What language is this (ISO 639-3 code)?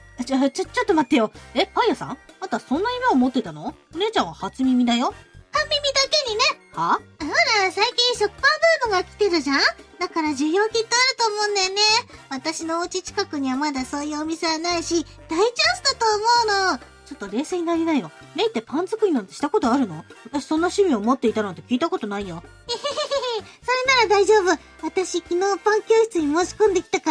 jpn